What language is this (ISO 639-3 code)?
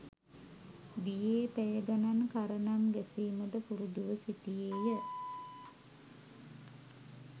sin